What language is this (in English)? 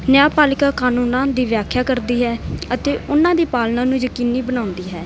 Punjabi